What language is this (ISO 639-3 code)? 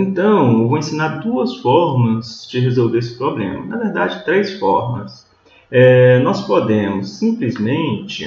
por